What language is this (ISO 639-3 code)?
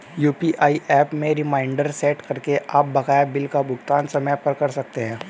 hin